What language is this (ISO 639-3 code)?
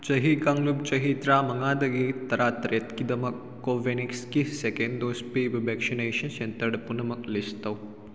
mni